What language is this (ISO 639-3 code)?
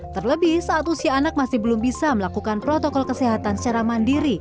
ind